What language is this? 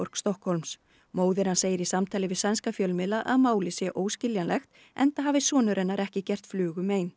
Icelandic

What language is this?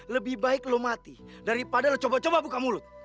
Indonesian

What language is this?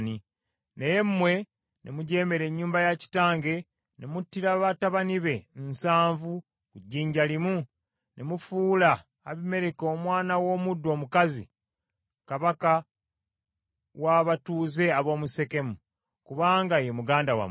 Ganda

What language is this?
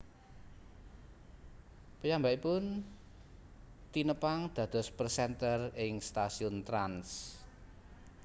Javanese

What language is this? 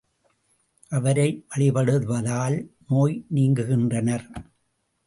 Tamil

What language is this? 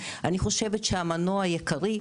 Hebrew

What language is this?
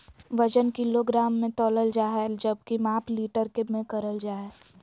Magahi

